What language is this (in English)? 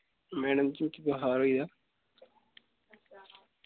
Dogri